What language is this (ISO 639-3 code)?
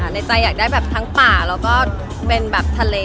tha